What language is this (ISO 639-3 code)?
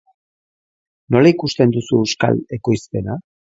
eus